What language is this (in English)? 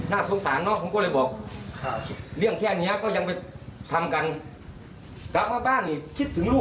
Thai